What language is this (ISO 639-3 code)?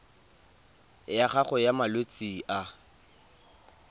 tsn